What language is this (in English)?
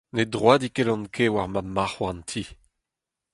Breton